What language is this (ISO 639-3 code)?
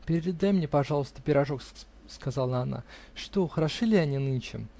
rus